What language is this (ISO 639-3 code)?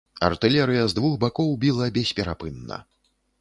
bel